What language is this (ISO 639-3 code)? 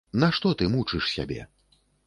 bel